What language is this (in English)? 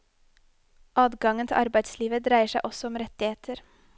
Norwegian